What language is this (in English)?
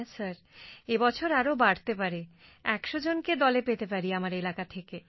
Bangla